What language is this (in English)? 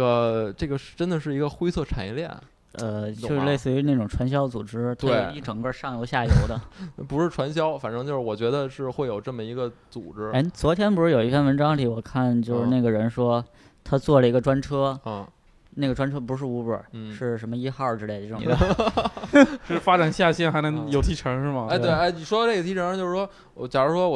Chinese